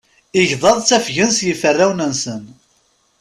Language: Kabyle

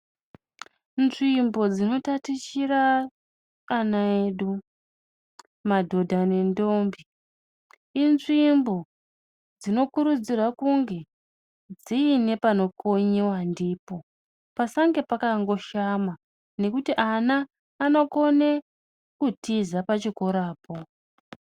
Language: Ndau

